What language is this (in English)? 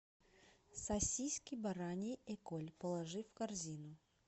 Russian